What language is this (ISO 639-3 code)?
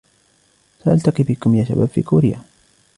ara